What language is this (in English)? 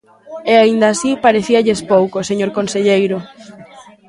Galician